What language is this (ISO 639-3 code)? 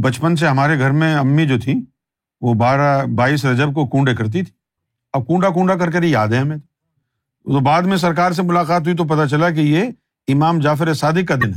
urd